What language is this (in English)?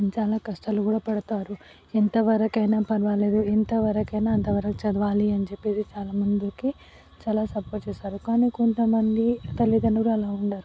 Telugu